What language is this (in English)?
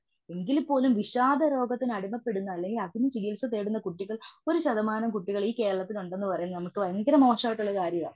Malayalam